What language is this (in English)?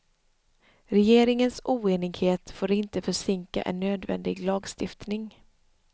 Swedish